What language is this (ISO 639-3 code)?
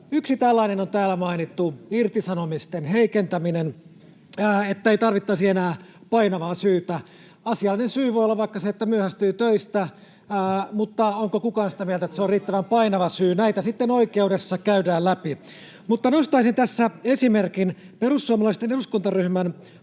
fin